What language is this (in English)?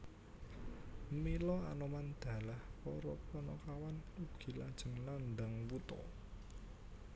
Javanese